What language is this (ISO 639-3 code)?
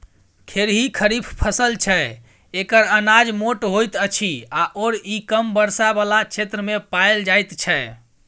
mai